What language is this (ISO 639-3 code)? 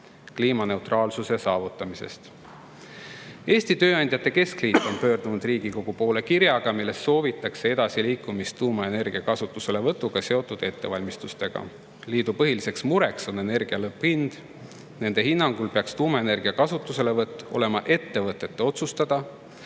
est